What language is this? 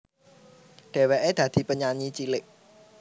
Javanese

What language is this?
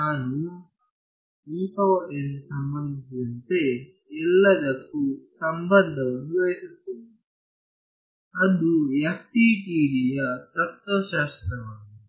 Kannada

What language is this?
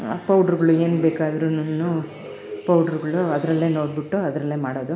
Kannada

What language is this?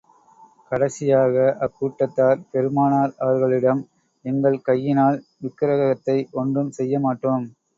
Tamil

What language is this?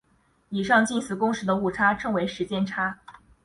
Chinese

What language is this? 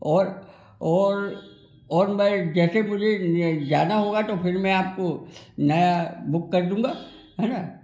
Hindi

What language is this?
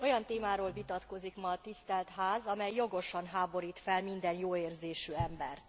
Hungarian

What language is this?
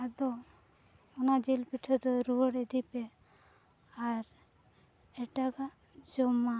Santali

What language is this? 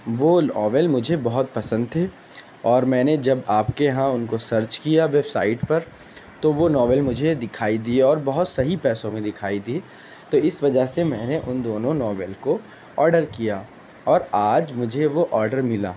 Urdu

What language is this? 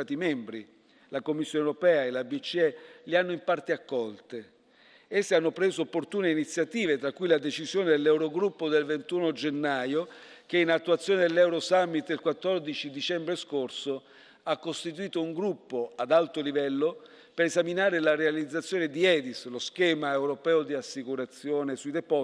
Italian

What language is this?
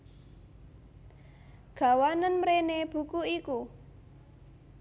Javanese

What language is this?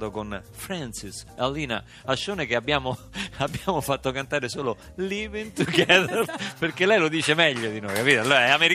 Italian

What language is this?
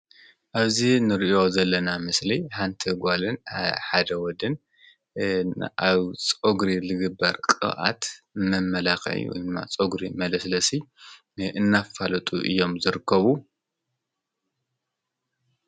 Tigrinya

